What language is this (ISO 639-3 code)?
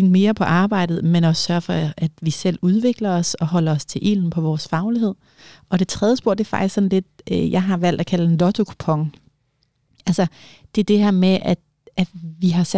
dan